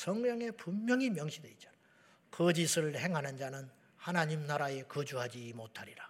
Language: Korean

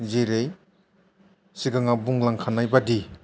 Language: Bodo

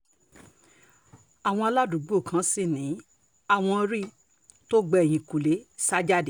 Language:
Yoruba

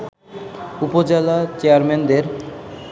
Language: Bangla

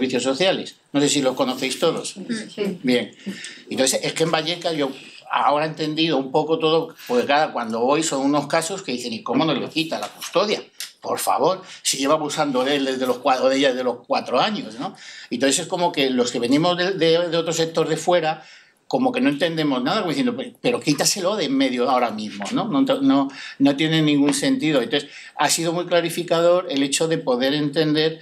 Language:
Spanish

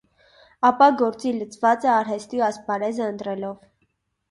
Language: Armenian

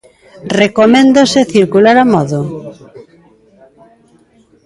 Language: Galician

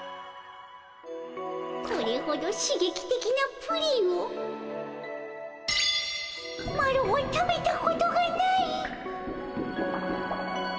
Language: Japanese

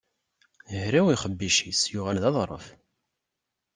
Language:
Kabyle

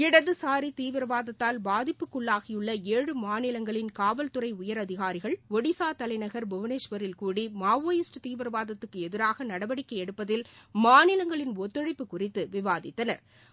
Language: Tamil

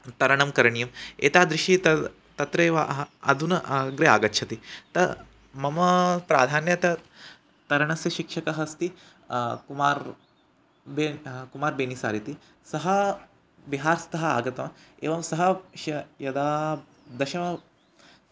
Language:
Sanskrit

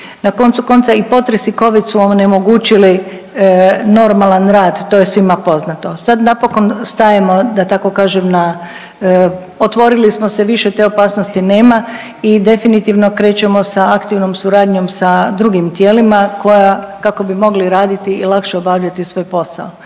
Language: Croatian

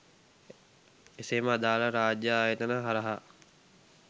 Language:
Sinhala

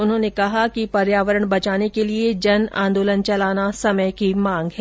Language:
Hindi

